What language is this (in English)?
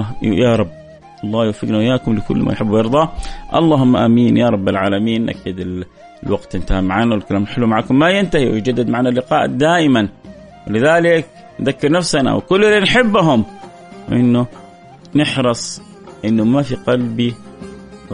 Arabic